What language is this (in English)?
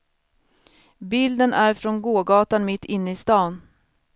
Swedish